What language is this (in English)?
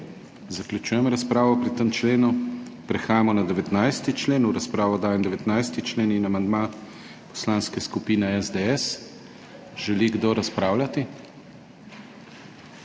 Slovenian